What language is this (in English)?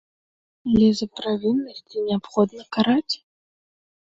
Belarusian